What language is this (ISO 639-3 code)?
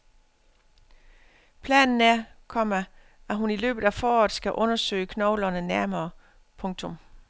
dan